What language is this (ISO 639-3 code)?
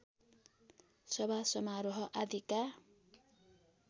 nep